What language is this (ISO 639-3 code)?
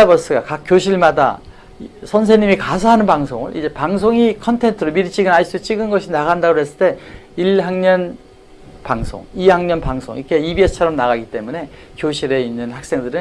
kor